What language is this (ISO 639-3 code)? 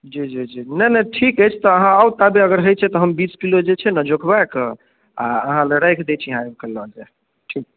mai